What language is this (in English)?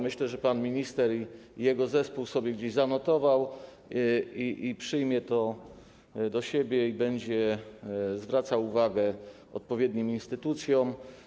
Polish